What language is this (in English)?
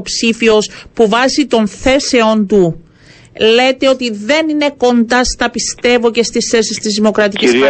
Greek